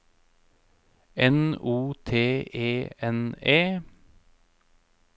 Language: Norwegian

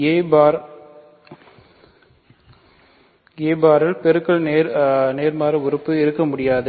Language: Tamil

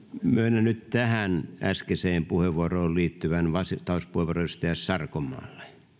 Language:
Finnish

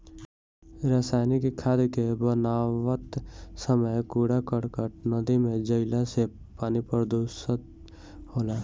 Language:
Bhojpuri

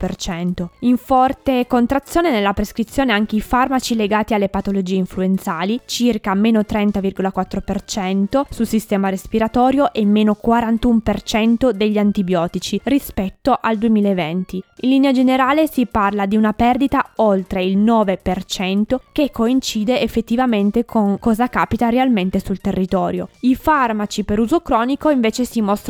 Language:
Italian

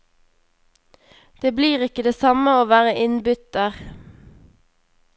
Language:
Norwegian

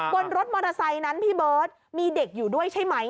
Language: Thai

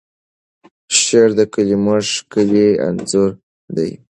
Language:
Pashto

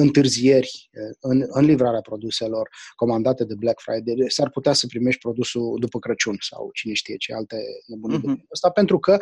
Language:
Romanian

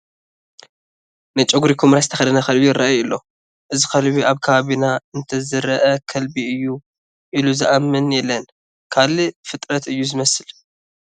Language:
Tigrinya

